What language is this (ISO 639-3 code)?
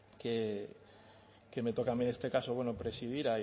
spa